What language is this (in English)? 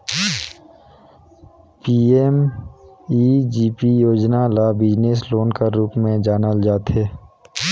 Chhattisgarhi